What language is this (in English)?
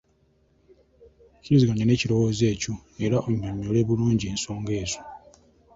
Ganda